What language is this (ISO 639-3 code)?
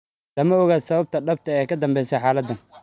som